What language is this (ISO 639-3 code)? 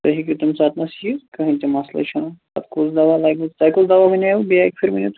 kas